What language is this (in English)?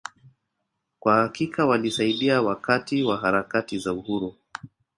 Swahili